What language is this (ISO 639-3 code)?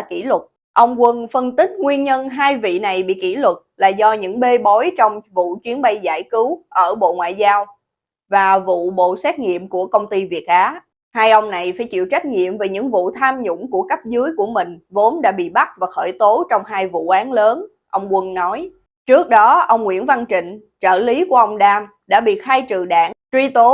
vie